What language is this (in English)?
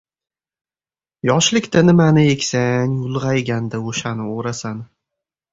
Uzbek